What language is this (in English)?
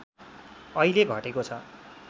Nepali